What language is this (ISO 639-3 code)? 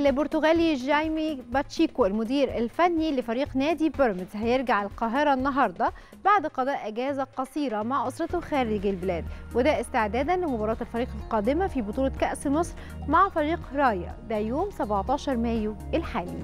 ara